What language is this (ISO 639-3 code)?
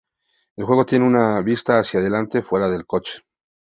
spa